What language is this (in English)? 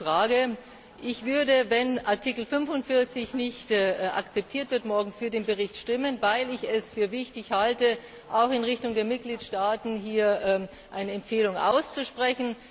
German